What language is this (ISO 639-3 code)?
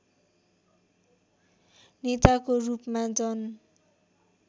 nep